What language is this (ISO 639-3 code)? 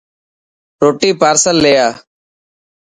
mki